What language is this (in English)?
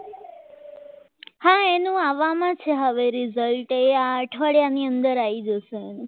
Gujarati